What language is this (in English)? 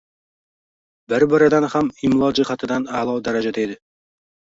Uzbek